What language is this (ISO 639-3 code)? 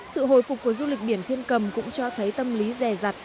vie